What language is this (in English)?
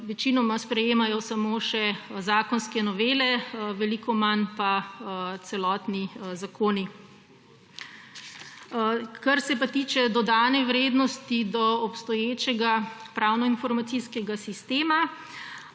Slovenian